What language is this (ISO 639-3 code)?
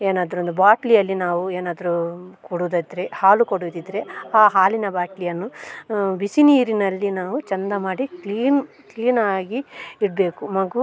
kan